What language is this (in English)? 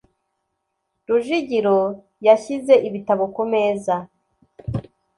Kinyarwanda